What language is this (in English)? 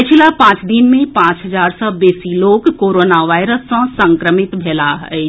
Maithili